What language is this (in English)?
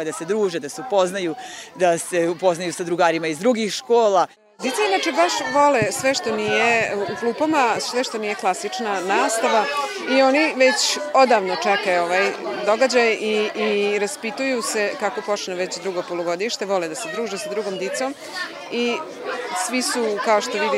Croatian